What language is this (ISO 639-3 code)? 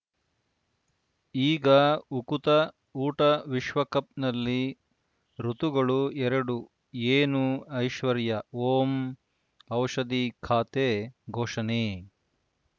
kan